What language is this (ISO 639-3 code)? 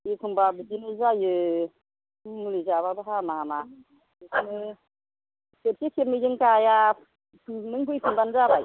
brx